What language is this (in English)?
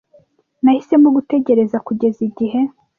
Kinyarwanda